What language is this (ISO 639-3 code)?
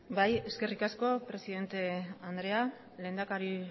eus